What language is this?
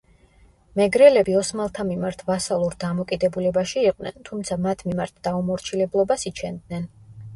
Georgian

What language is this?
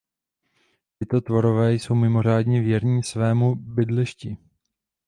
Czech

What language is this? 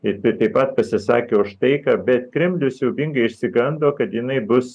Lithuanian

